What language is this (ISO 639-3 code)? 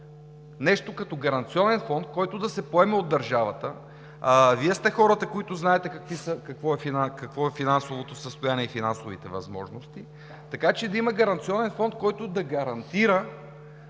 bul